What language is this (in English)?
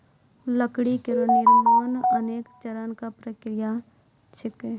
Maithili